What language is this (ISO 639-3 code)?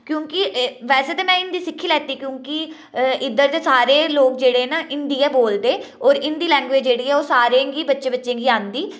doi